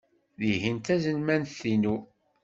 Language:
Kabyle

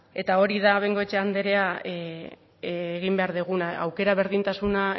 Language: Basque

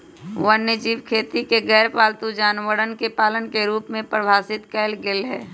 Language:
Magahi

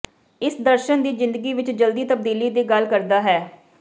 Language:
Punjabi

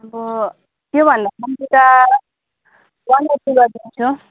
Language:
Nepali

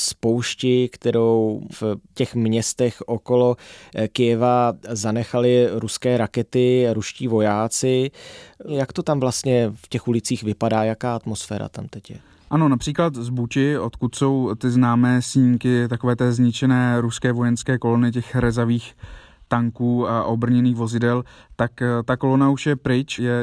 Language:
Czech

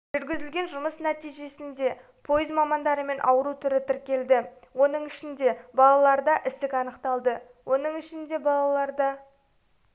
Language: Kazakh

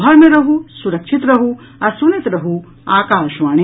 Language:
Maithili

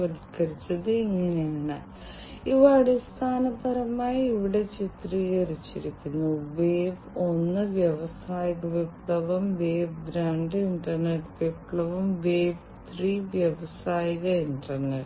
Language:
Malayalam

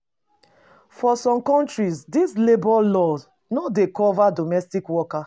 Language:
Nigerian Pidgin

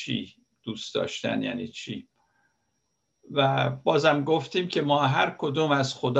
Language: Persian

